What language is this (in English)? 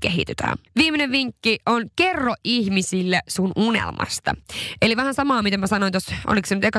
Finnish